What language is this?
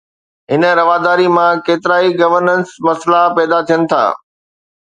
Sindhi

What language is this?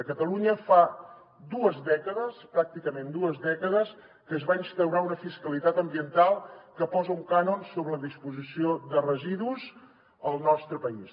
Catalan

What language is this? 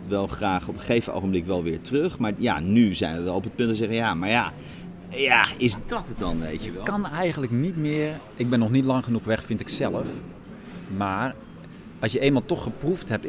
Dutch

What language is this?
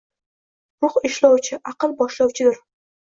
Uzbek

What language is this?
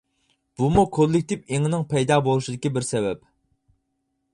Uyghur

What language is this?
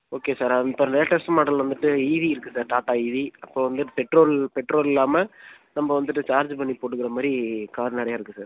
Tamil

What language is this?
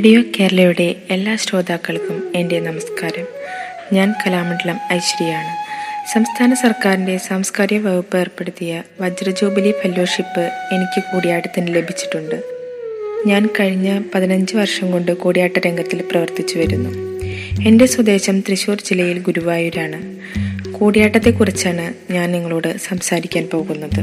Malayalam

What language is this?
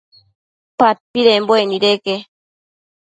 Matsés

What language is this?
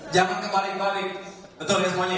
Indonesian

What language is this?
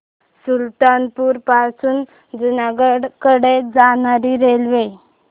Marathi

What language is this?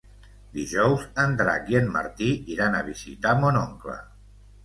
Catalan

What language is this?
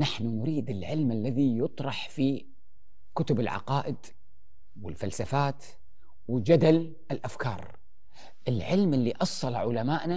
Arabic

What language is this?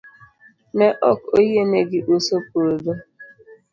Luo (Kenya and Tanzania)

